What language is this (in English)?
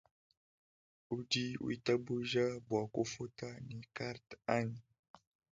Luba-Lulua